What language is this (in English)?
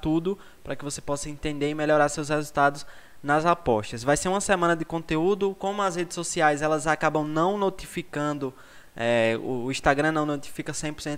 Portuguese